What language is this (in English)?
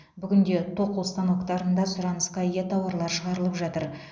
Kazakh